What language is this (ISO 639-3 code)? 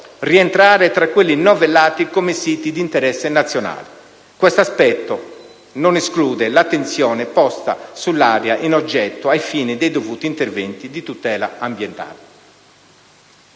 ita